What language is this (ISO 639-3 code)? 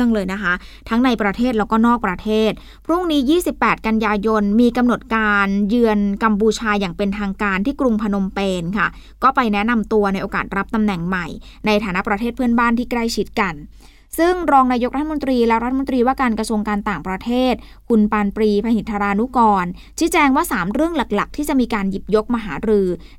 tha